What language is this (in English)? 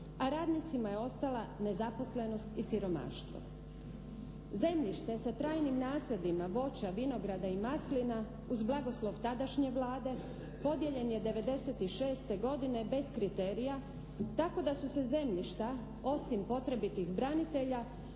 Croatian